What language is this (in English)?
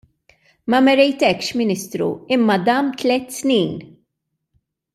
Maltese